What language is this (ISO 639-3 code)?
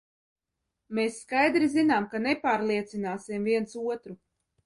lav